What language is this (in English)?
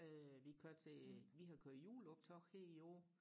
Danish